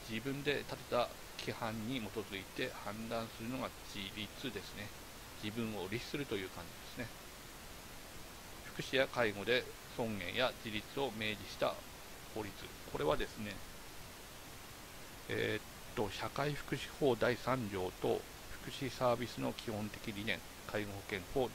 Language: Japanese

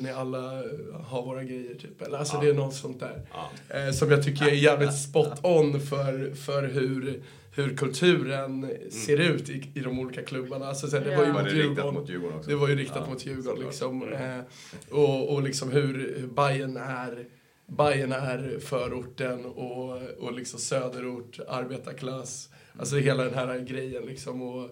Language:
Swedish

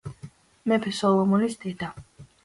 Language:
Georgian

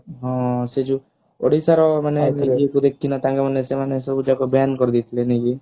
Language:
Odia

